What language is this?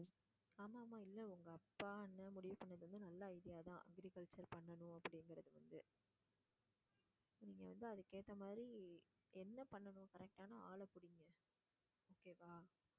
Tamil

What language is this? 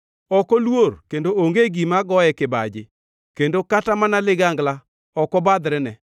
Luo (Kenya and Tanzania)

